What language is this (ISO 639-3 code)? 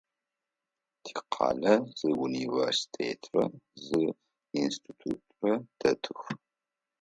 ady